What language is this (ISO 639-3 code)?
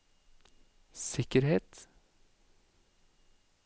nor